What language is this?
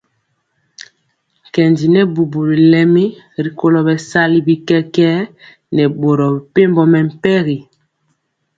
Mpiemo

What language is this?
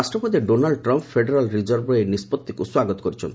Odia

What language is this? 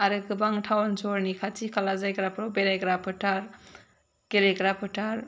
Bodo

